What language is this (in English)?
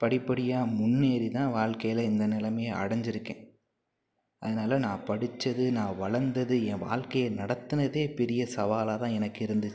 Tamil